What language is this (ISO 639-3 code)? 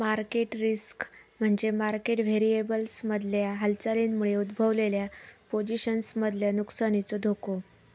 mar